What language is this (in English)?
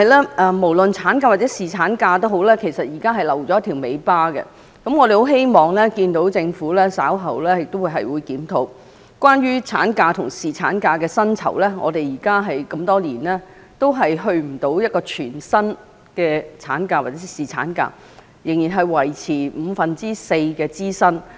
Cantonese